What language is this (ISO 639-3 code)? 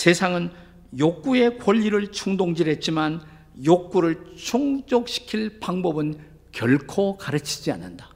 kor